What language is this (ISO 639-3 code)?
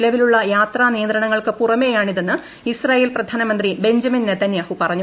mal